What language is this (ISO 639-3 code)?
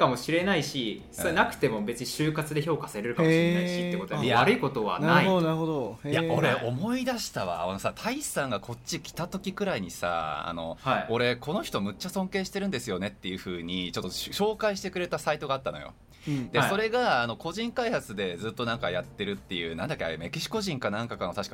jpn